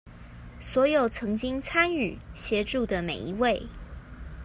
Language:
Chinese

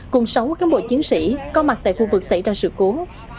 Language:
Vietnamese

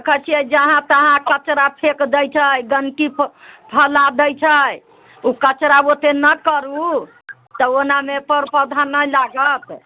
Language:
Maithili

